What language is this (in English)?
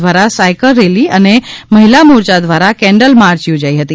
Gujarati